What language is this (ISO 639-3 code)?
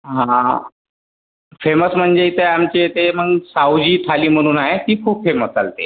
mar